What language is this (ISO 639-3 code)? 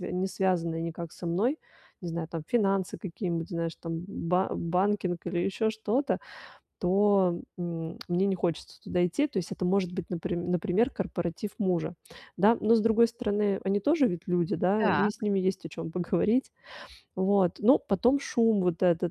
rus